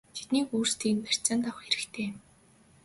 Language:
Mongolian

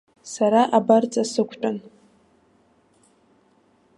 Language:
Abkhazian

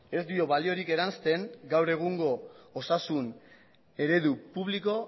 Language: Basque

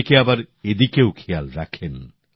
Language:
Bangla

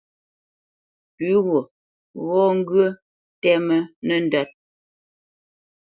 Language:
Bamenyam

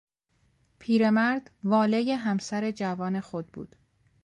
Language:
Persian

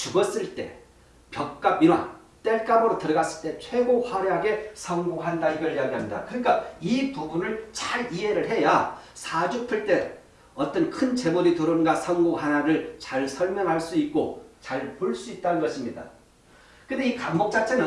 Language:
Korean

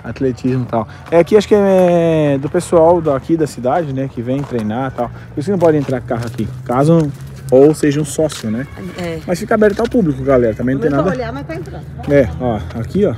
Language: Portuguese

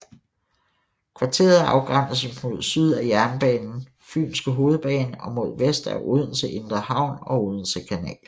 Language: Danish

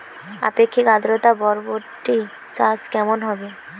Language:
Bangla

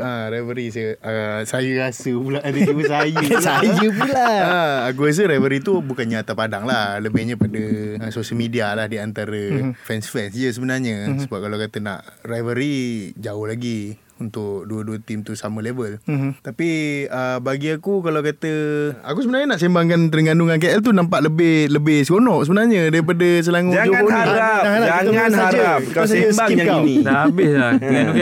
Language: Malay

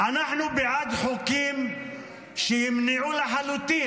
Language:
Hebrew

